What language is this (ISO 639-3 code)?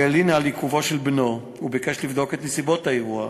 heb